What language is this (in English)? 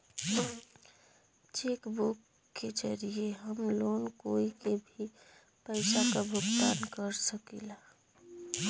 Bhojpuri